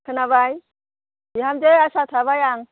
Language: Bodo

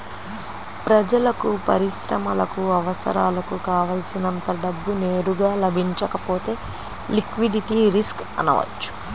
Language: Telugu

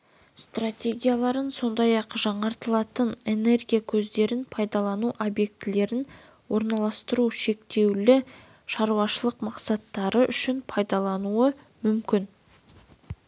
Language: Kazakh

